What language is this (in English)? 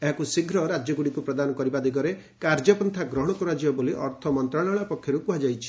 Odia